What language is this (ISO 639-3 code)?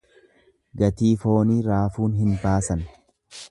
orm